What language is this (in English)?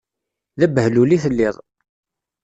Kabyle